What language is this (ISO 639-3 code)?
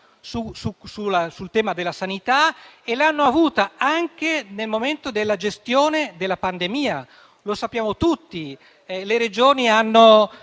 ita